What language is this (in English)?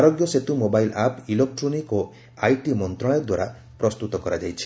Odia